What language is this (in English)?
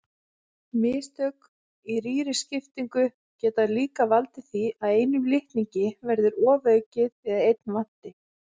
Icelandic